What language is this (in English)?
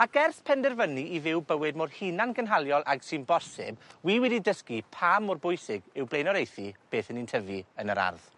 Welsh